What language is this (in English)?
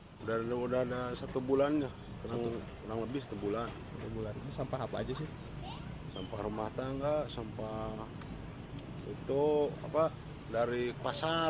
Indonesian